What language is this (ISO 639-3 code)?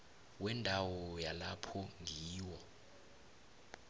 nbl